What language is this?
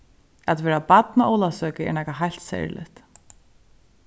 Faroese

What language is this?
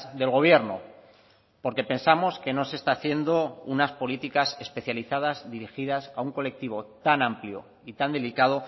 Spanish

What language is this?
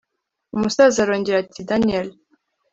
Kinyarwanda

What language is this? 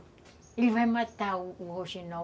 Portuguese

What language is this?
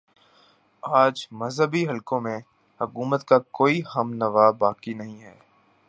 Urdu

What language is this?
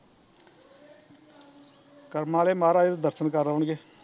Punjabi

